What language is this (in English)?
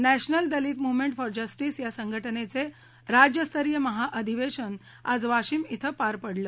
Marathi